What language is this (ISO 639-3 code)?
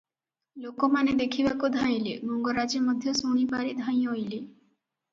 ori